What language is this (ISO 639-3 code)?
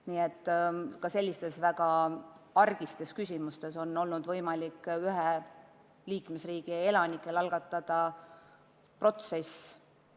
est